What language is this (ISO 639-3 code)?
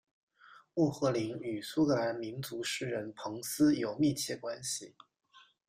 zho